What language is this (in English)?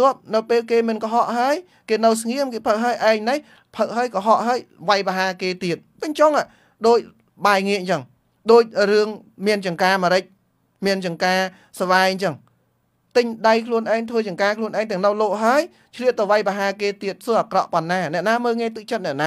Vietnamese